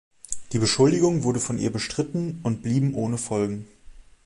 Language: German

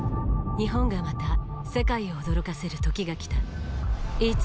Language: Japanese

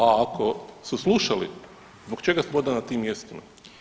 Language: Croatian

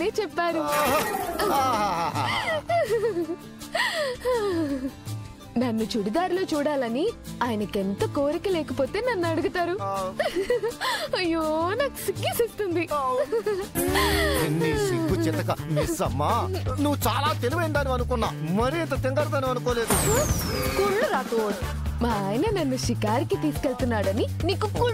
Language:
Telugu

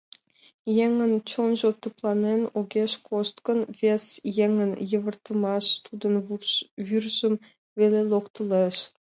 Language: Mari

